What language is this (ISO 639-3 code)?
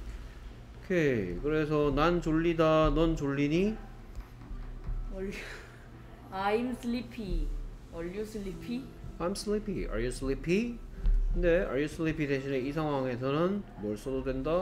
kor